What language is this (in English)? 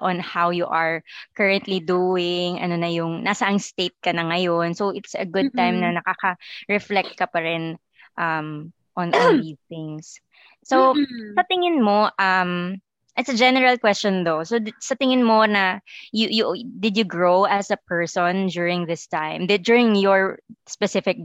Filipino